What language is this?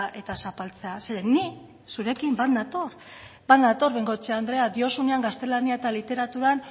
Basque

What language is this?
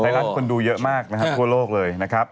Thai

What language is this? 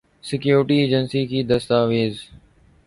Urdu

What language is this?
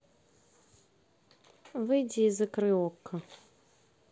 Russian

